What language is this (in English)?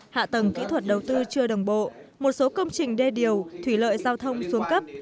Vietnamese